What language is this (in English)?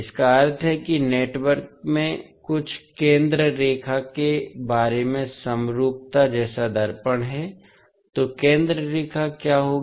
Hindi